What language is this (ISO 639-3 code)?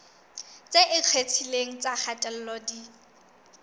sot